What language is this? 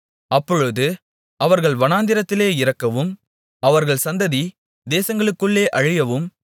Tamil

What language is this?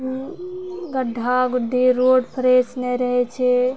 Maithili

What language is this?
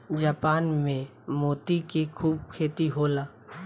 Bhojpuri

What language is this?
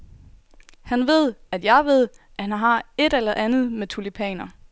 Danish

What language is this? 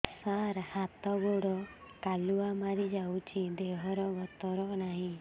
Odia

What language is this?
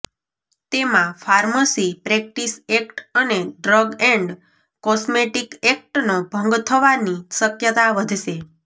Gujarati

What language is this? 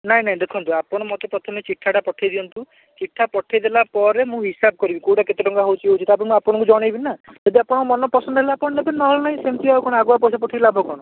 Odia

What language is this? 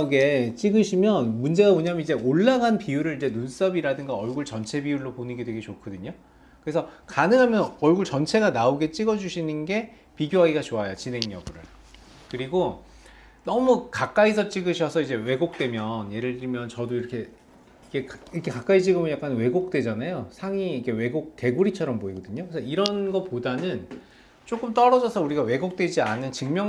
Korean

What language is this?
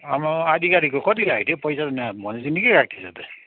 Nepali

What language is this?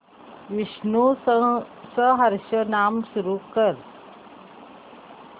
Marathi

